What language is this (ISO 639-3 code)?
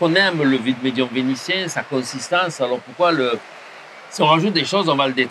fra